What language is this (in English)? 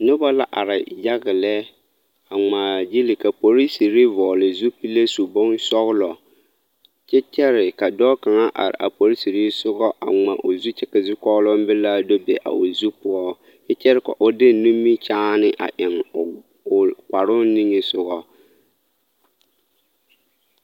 Southern Dagaare